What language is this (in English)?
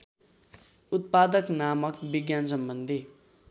Nepali